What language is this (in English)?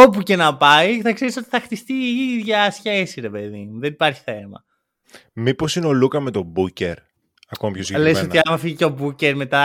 Greek